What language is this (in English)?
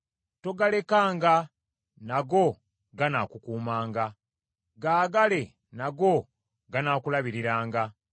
Ganda